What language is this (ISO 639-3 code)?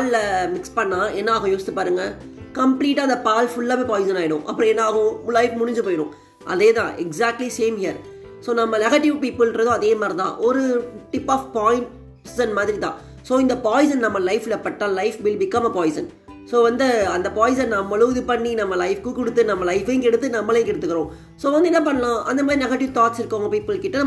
tam